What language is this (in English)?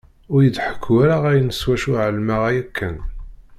Kabyle